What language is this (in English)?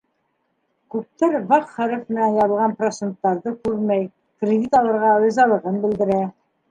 Bashkir